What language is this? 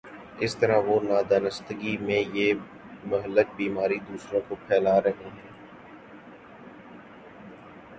Urdu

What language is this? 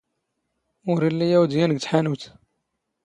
Standard Moroccan Tamazight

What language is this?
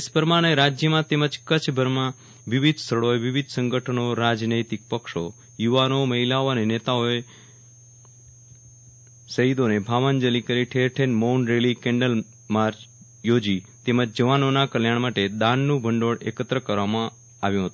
Gujarati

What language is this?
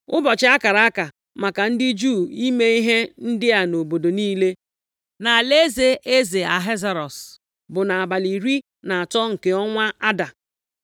Igbo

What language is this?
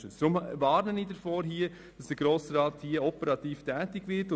Swiss German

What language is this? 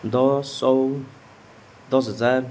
Nepali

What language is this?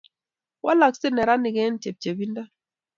Kalenjin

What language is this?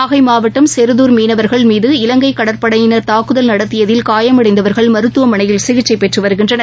Tamil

